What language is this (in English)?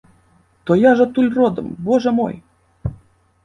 Belarusian